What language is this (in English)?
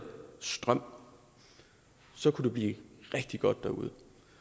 Danish